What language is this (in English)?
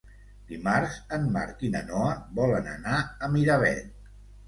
Catalan